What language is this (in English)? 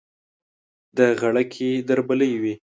Pashto